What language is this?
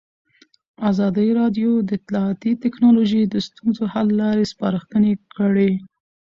Pashto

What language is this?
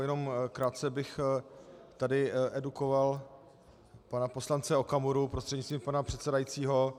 Czech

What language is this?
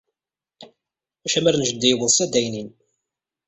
Kabyle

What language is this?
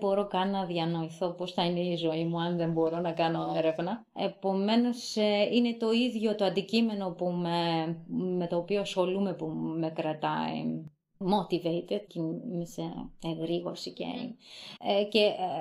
Greek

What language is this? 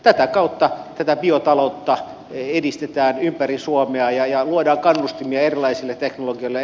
Finnish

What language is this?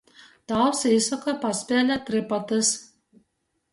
Latgalian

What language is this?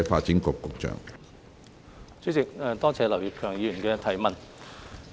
Cantonese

